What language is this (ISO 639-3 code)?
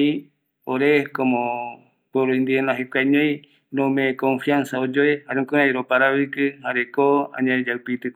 gui